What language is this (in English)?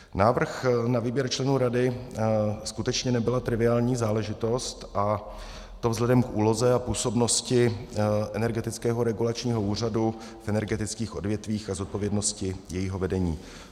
Czech